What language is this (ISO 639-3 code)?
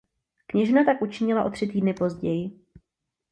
ces